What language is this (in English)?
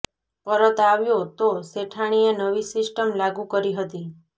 Gujarati